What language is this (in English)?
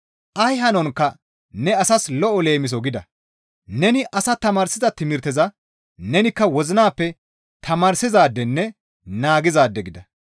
Gamo